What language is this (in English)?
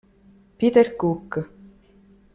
Italian